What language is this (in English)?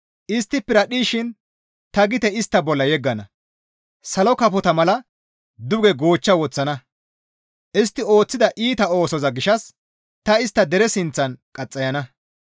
Gamo